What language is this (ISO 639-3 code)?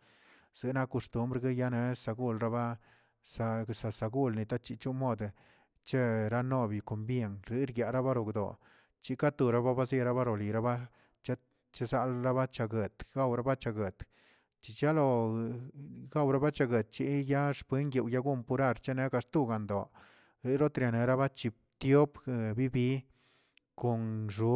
zts